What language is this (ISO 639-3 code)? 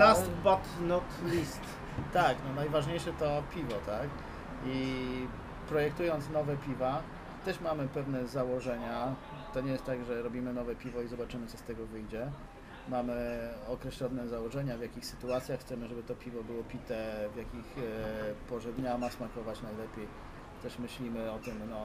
pol